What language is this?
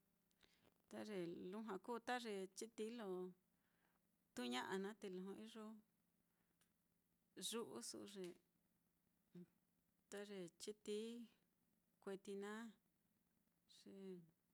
Mitlatongo Mixtec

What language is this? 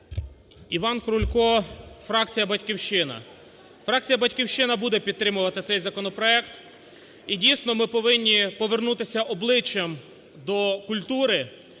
Ukrainian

